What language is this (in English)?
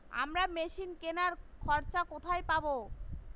Bangla